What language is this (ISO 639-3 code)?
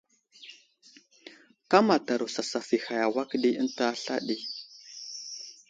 udl